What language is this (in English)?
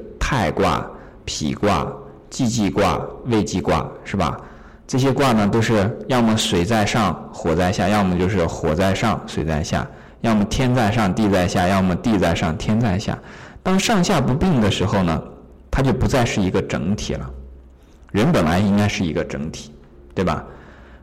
Chinese